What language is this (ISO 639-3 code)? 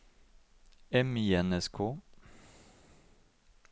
nor